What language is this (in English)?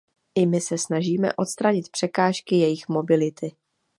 Czech